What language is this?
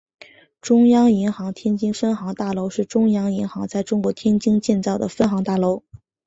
Chinese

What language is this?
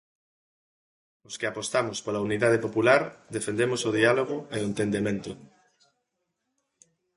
Galician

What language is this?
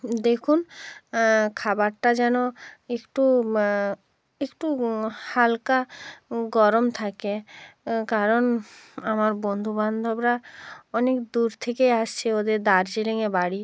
Bangla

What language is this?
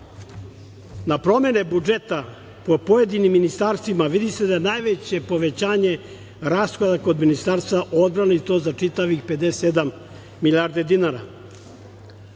Serbian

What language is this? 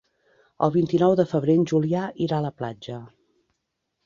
Catalan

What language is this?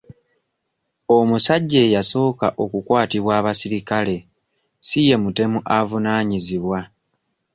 Ganda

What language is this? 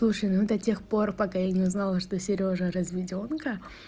Russian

